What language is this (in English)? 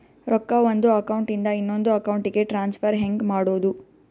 Kannada